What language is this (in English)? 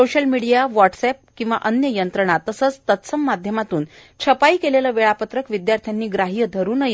Marathi